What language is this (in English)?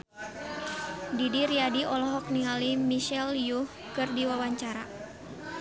Sundanese